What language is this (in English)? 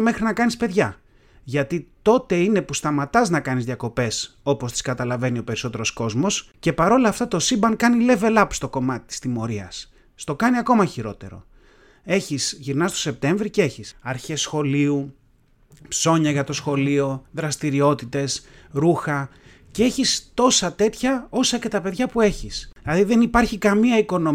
Greek